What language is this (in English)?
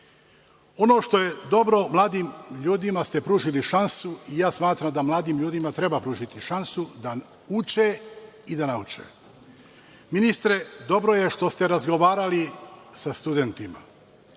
Serbian